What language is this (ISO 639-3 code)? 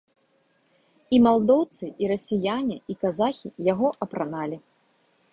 bel